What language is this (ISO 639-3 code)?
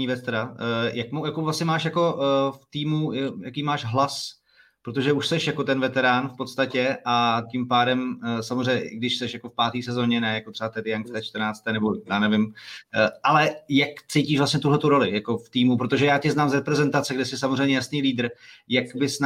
ces